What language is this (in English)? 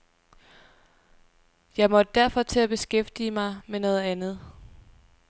Danish